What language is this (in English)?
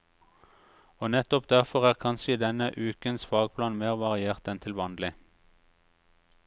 Norwegian